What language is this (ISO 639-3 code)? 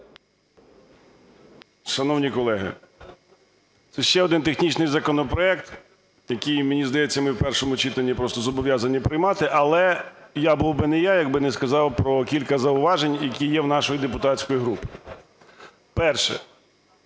ukr